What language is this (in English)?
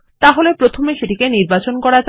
Bangla